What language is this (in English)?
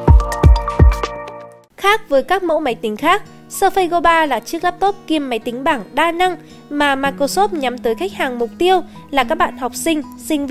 Vietnamese